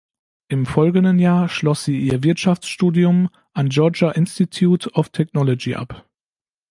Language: German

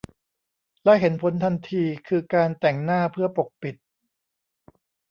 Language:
Thai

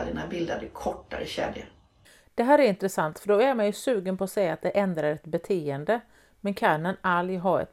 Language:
Swedish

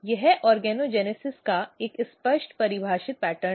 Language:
Hindi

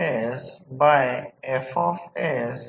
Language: Marathi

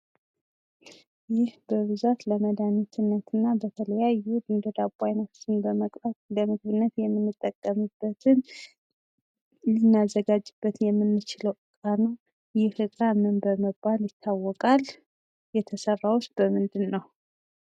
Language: Amharic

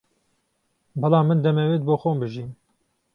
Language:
Central Kurdish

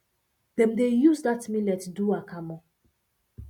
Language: Nigerian Pidgin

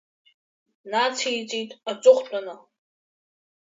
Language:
Abkhazian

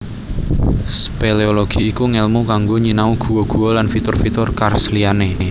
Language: Javanese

